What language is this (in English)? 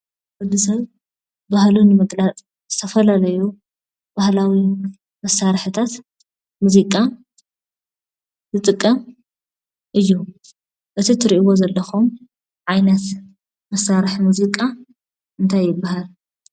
Tigrinya